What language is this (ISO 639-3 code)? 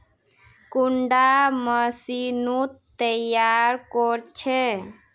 mag